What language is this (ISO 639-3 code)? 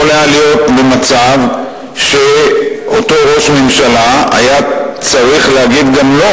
heb